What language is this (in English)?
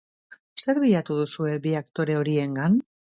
Basque